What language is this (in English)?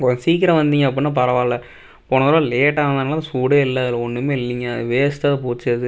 Tamil